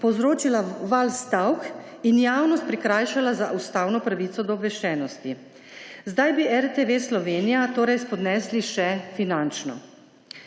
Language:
Slovenian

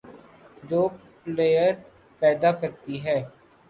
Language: Urdu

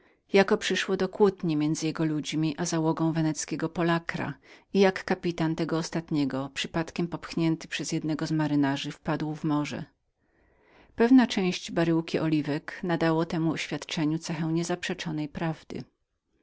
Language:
Polish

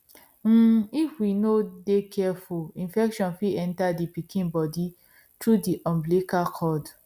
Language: Nigerian Pidgin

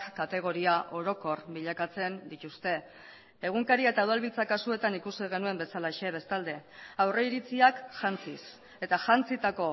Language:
Basque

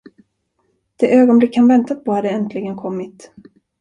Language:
Swedish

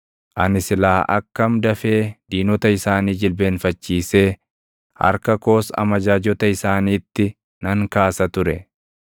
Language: Oromo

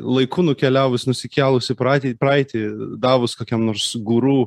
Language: Lithuanian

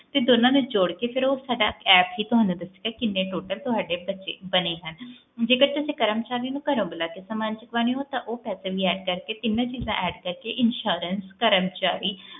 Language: Punjabi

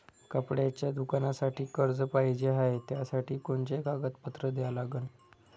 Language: Marathi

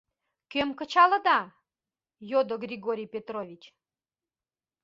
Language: Mari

